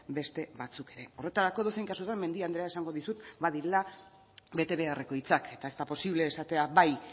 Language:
Basque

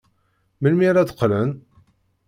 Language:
Kabyle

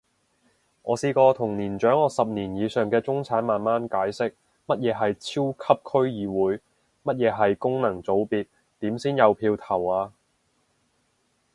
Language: Cantonese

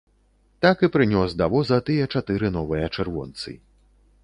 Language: Belarusian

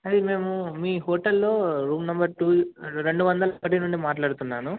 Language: Telugu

